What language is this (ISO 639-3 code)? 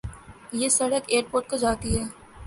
urd